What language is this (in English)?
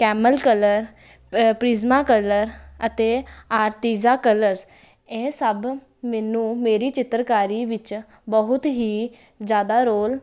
Punjabi